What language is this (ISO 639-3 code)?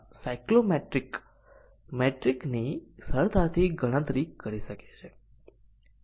guj